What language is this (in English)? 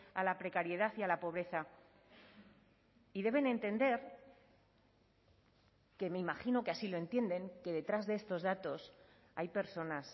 Spanish